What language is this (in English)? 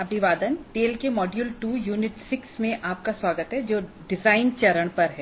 Hindi